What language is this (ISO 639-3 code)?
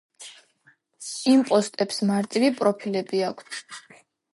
kat